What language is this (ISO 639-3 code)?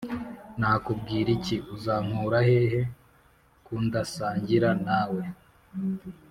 kin